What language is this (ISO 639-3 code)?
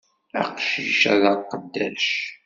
kab